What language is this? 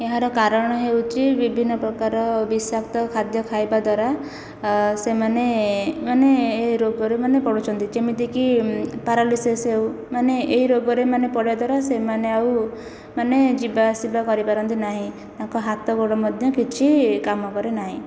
Odia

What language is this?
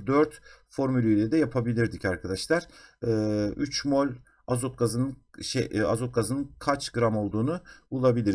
Turkish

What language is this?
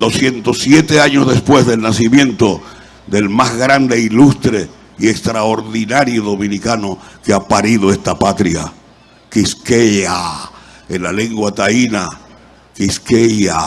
Spanish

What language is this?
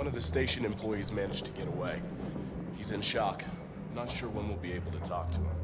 Turkish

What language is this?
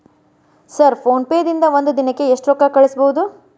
Kannada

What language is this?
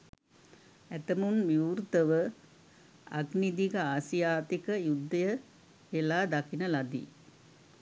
Sinhala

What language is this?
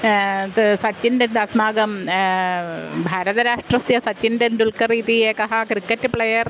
Sanskrit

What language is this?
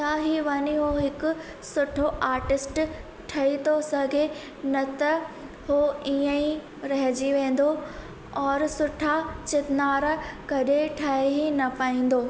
Sindhi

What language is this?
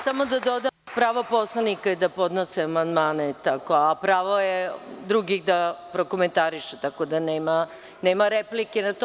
Serbian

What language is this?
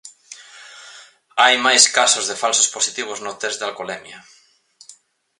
Galician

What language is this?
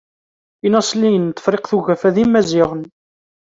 Kabyle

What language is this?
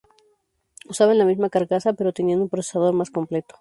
Spanish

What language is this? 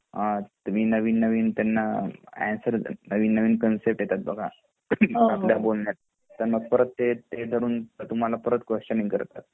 Marathi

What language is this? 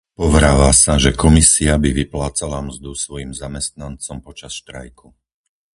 Slovak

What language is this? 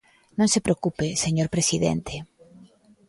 Galician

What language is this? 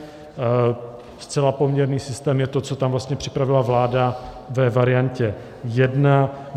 Czech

